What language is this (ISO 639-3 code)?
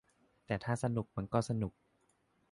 tha